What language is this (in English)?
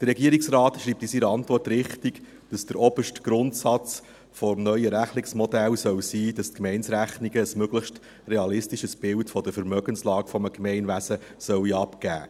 Swiss German